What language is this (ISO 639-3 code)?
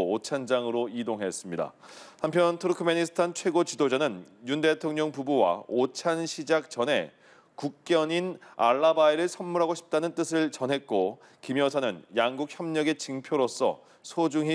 kor